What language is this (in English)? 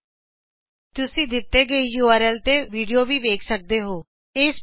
Punjabi